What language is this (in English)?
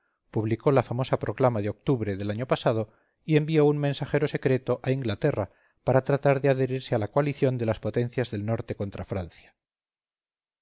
Spanish